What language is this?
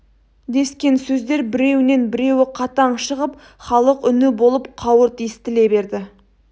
Kazakh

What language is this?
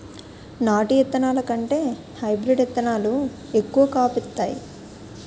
Telugu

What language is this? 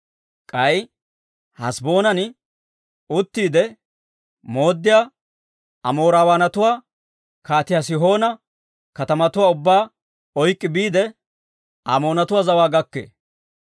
Dawro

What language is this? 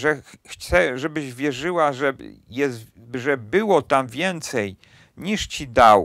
Polish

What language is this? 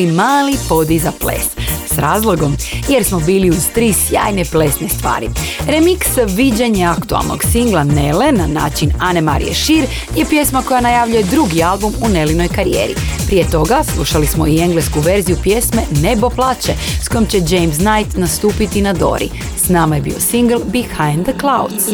Croatian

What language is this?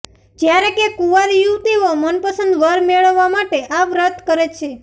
Gujarati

